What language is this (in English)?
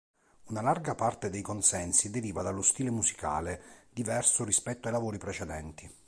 Italian